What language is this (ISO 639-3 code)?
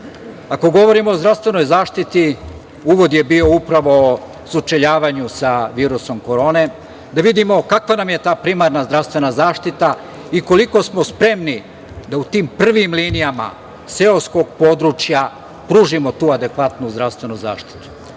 srp